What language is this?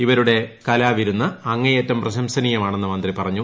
Malayalam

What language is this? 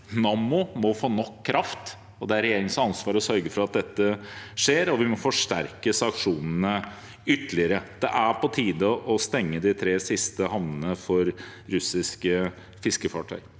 Norwegian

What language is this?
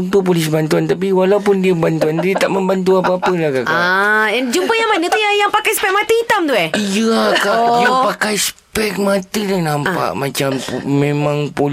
Malay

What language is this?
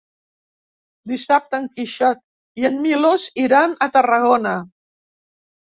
Catalan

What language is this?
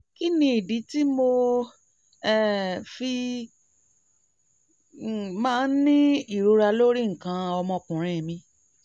Yoruba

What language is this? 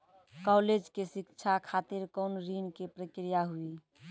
Maithili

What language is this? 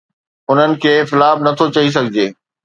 Sindhi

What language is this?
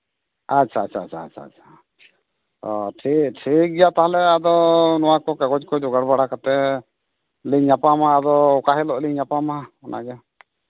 Santali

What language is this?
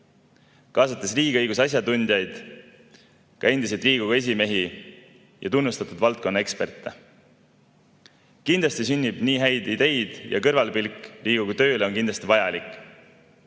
Estonian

